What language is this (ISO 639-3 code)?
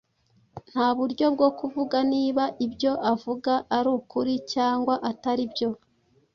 kin